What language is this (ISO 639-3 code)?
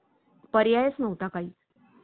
mar